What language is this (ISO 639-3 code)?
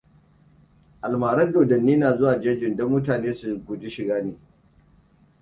hau